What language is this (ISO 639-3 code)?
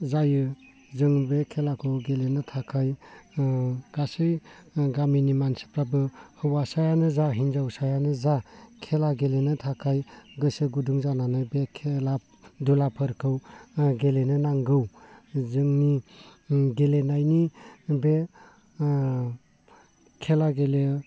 brx